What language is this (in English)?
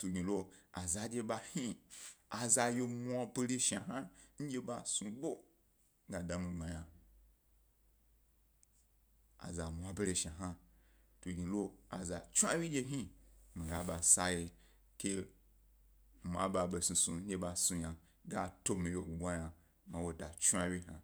Gbari